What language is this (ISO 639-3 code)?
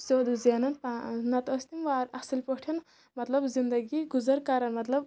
kas